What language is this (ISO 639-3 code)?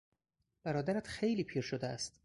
fas